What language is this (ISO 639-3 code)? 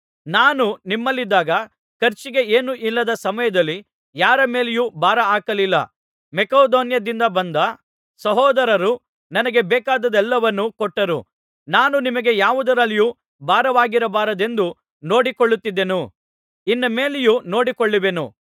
kan